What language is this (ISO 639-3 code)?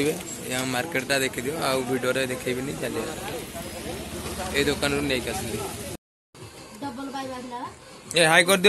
ara